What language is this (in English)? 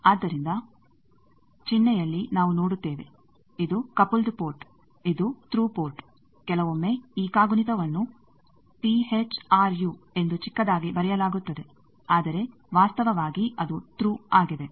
Kannada